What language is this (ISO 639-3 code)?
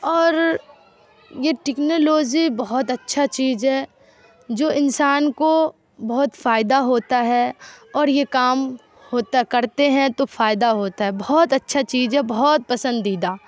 urd